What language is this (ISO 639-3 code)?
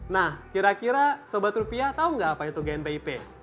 ind